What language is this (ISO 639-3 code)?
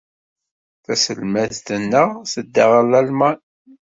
kab